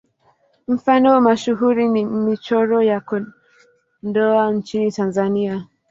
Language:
Swahili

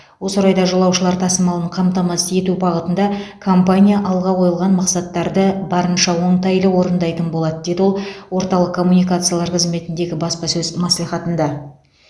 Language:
Kazakh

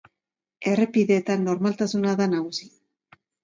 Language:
Basque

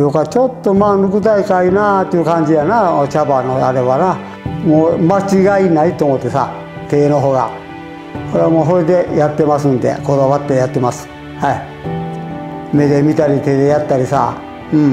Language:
Japanese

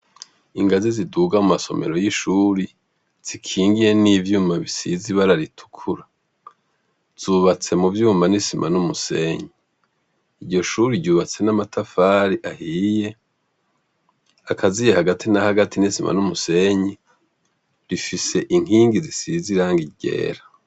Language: Rundi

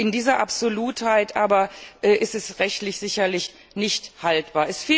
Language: German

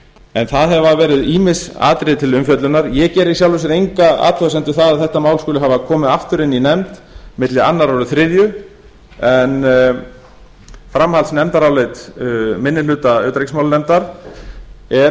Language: Icelandic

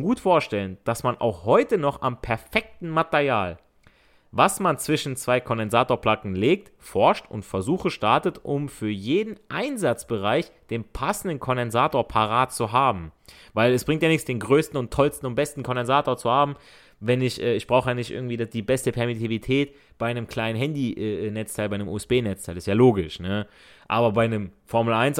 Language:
German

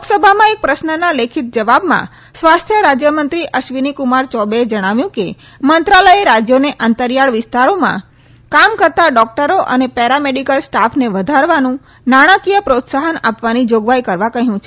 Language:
Gujarati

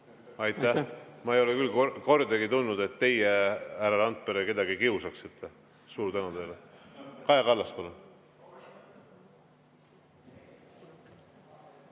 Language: Estonian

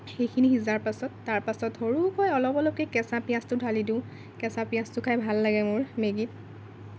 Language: Assamese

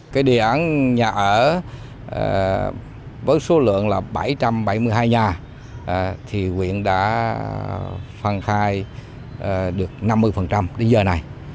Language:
Vietnamese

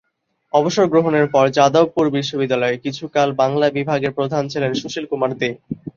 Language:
Bangla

